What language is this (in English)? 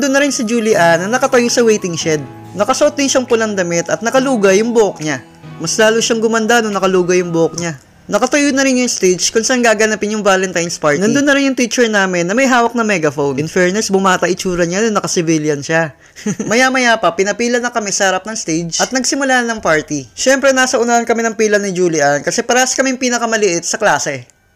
Filipino